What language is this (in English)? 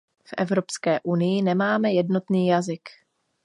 Czech